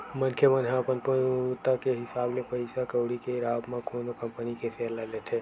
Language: Chhattisgarhi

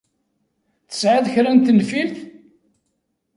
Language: Kabyle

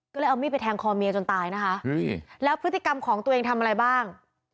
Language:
Thai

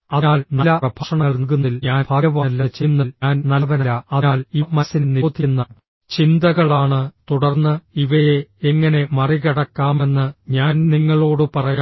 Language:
Malayalam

